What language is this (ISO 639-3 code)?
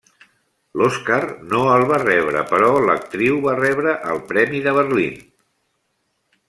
cat